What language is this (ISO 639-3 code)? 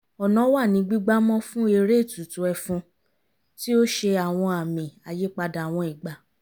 yor